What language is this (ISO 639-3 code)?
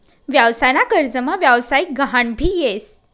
mar